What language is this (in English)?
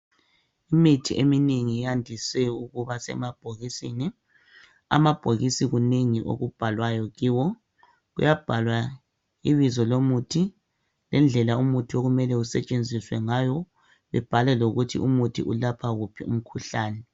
North Ndebele